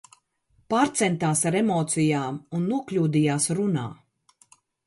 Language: Latvian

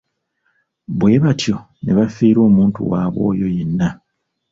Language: Ganda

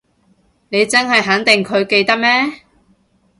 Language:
Cantonese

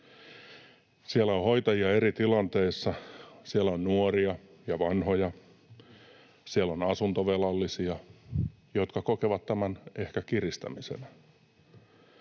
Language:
Finnish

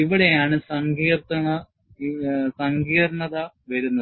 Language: Malayalam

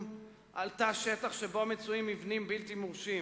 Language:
Hebrew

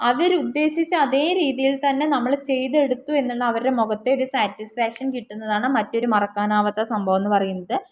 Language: Malayalam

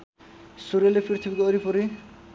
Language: Nepali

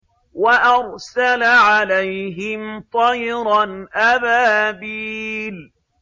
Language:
Arabic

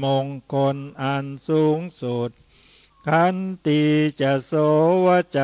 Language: Thai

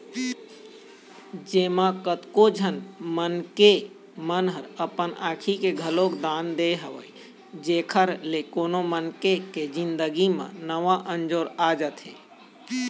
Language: Chhattisgarhi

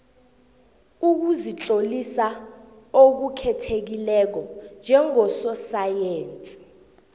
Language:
South Ndebele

